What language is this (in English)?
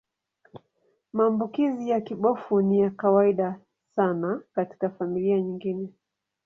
Swahili